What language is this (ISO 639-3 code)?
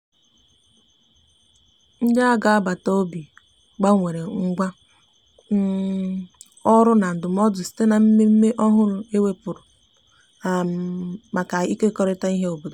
ibo